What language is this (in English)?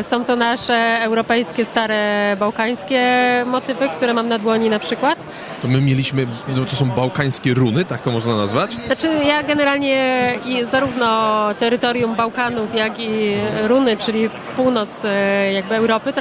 Polish